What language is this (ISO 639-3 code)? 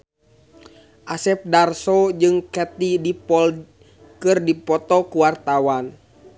sun